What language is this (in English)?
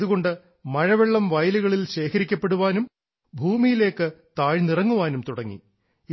Malayalam